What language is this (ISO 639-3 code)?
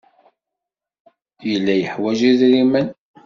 kab